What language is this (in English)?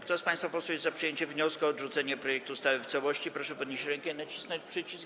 Polish